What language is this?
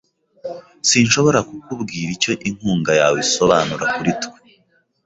Kinyarwanda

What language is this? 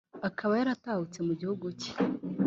Kinyarwanda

